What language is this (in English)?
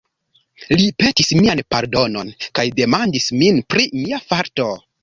Esperanto